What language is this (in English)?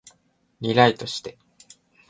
Japanese